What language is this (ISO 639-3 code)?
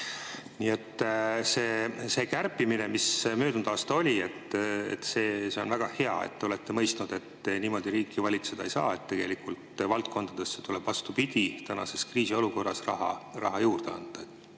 est